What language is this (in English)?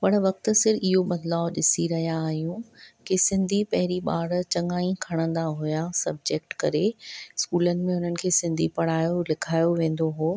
Sindhi